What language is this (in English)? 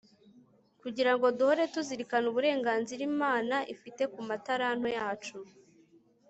Kinyarwanda